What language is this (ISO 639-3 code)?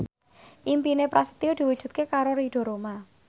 jav